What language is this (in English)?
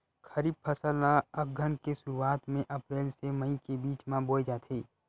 Chhattisgarhi